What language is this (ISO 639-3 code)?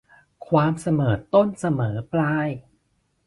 tha